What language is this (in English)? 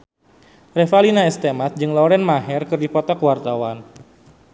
Sundanese